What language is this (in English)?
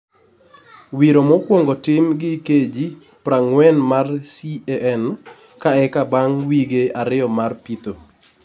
Luo (Kenya and Tanzania)